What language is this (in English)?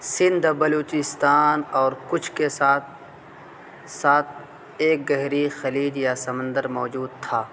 Urdu